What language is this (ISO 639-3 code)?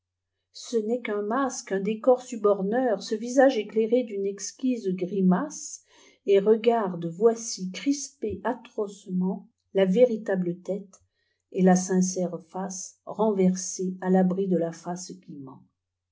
fra